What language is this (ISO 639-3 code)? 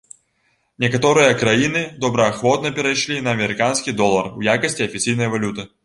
bel